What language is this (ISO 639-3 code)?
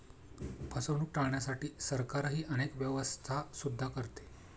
mar